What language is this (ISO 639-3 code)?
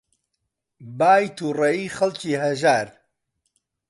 ckb